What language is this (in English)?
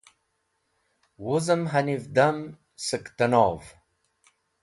Wakhi